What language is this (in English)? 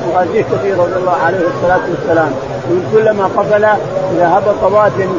Arabic